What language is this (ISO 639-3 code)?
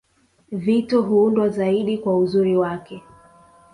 swa